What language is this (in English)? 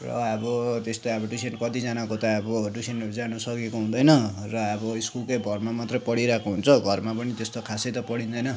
Nepali